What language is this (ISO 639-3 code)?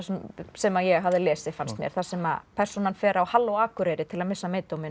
isl